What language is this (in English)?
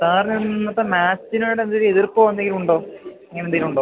Malayalam